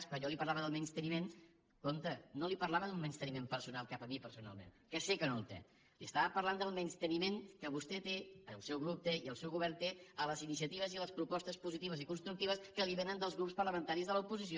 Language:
Catalan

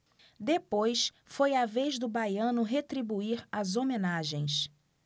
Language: Portuguese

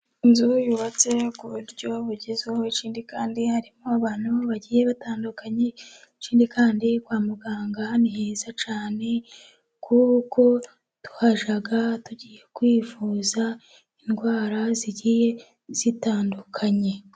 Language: Kinyarwanda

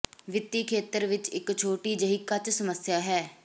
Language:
Punjabi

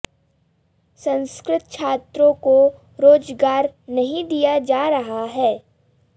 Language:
Sanskrit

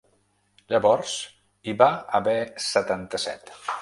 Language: Catalan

